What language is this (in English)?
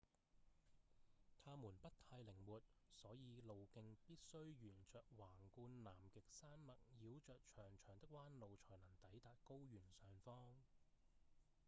Cantonese